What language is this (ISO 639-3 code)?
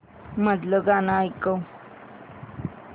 mar